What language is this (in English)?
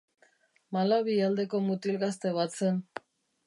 Basque